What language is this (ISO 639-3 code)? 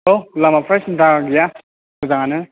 brx